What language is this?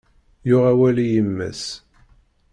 Kabyle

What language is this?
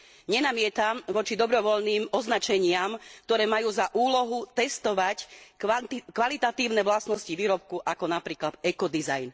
Slovak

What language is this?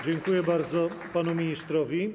Polish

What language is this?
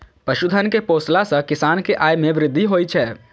Maithili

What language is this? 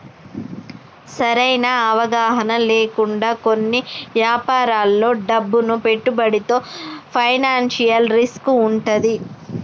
Telugu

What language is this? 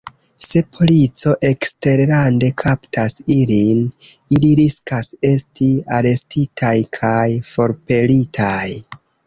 Esperanto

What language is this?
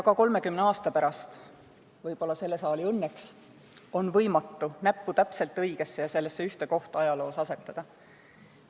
Estonian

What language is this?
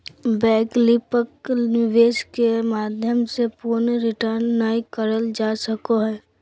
Magahi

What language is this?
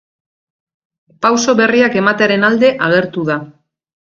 Basque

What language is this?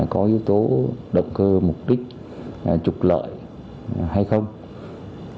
Vietnamese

